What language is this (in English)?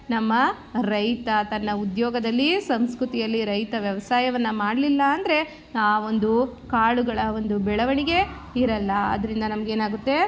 Kannada